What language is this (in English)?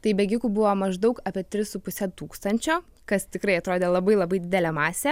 Lithuanian